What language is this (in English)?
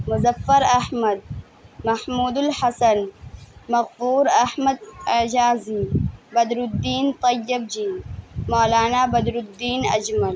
Urdu